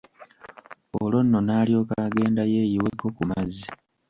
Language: Ganda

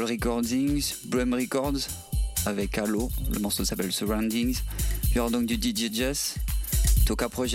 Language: French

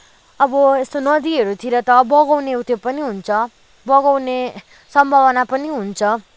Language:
Nepali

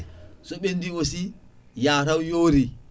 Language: Fula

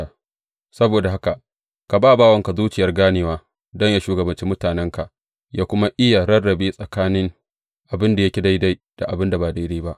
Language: Hausa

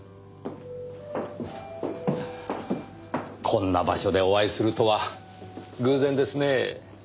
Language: Japanese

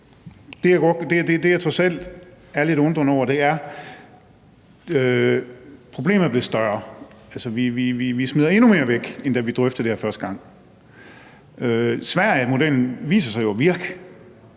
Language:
Danish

